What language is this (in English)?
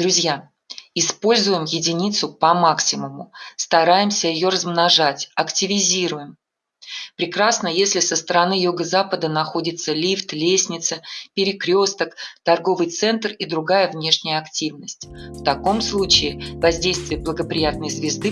Russian